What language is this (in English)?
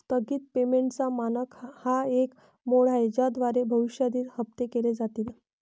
Marathi